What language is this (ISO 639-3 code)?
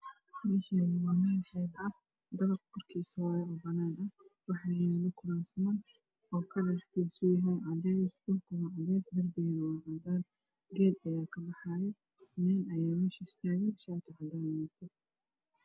som